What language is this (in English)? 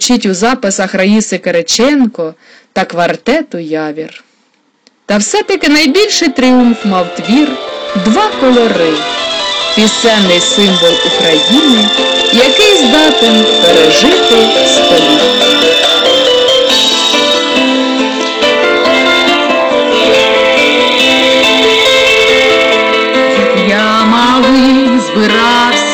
Ukrainian